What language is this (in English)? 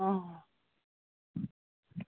Assamese